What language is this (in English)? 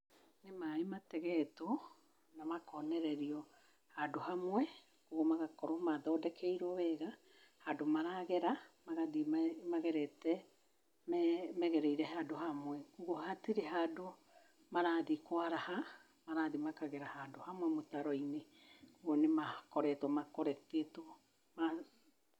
Kikuyu